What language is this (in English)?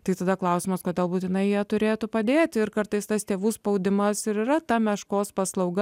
Lithuanian